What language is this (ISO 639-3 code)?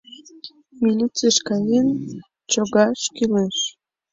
chm